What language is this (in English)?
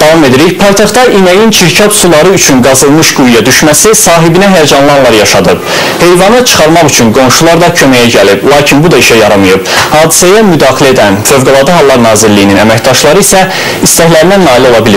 Turkish